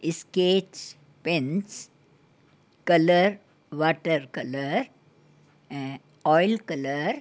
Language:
Sindhi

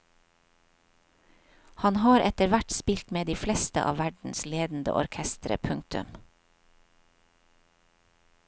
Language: Norwegian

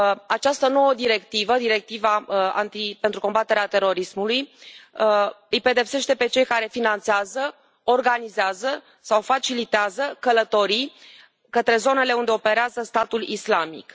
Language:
Romanian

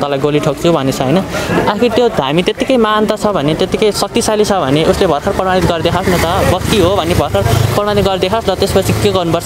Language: Hindi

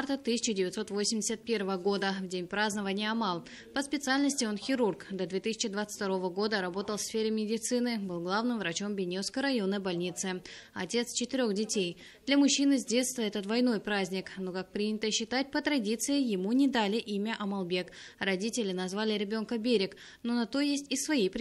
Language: Russian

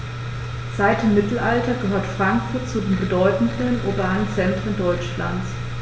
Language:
German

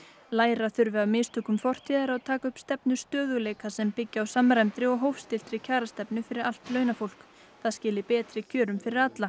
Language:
Icelandic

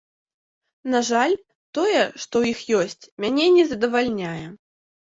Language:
Belarusian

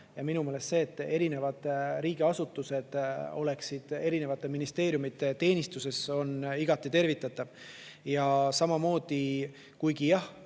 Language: Estonian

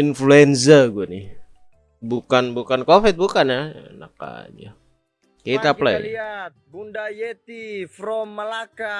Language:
Indonesian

